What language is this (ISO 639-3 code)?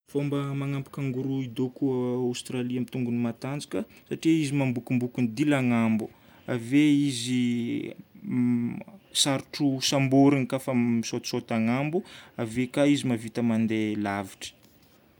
bmm